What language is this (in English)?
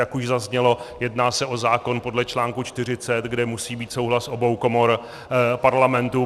Czech